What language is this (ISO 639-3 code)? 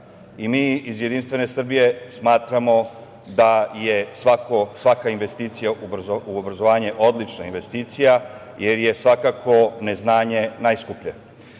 srp